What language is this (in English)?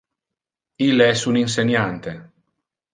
Interlingua